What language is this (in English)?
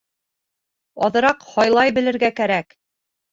Bashkir